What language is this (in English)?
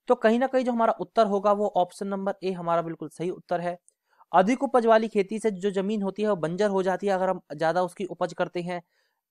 Hindi